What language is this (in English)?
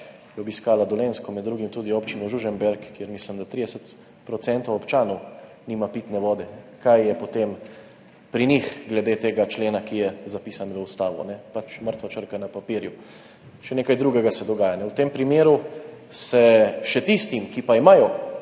Slovenian